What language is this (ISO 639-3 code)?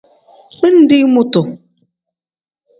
kdh